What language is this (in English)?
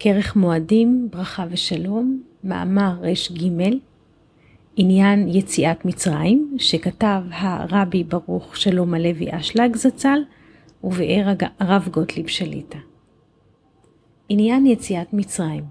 Hebrew